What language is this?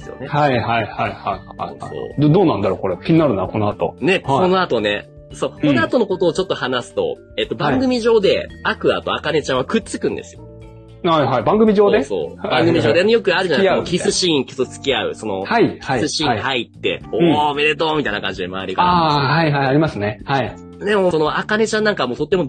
Japanese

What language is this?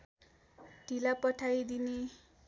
Nepali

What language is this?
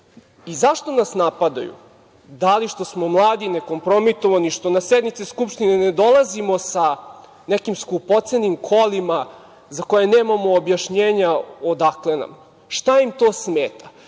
Serbian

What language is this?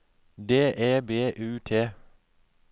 Norwegian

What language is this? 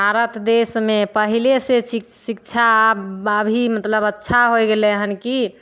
Maithili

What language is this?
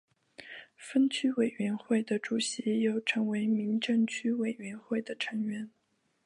Chinese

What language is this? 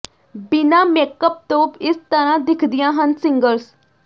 Punjabi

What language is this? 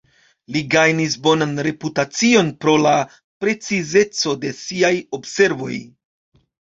Esperanto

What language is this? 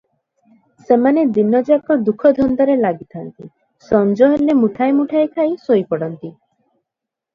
Odia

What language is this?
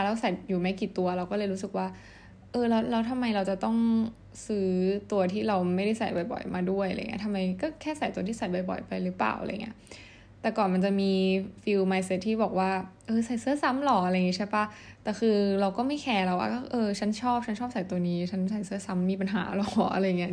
Thai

